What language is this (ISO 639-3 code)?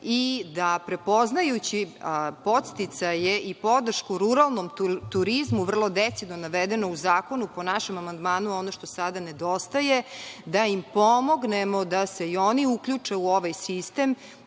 srp